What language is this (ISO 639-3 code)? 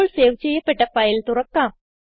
mal